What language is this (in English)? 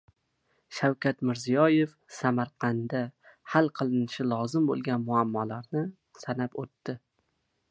Uzbek